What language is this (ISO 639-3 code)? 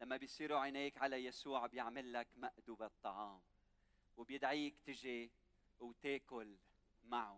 ara